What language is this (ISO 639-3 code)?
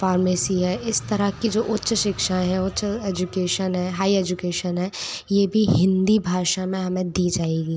hin